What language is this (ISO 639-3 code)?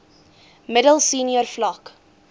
afr